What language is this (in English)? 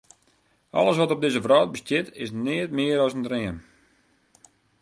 Western Frisian